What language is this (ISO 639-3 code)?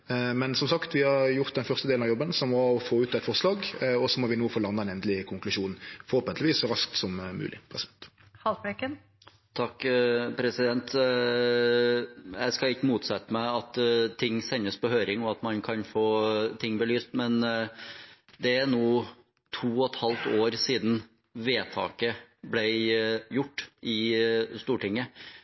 nor